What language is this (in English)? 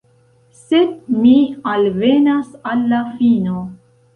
Esperanto